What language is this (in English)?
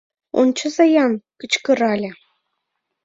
Mari